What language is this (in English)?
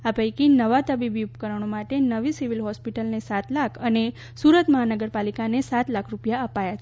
Gujarati